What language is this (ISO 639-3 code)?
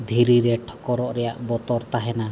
sat